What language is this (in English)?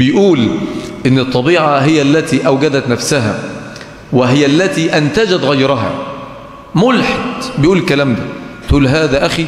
Arabic